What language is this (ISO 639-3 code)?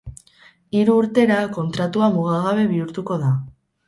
eus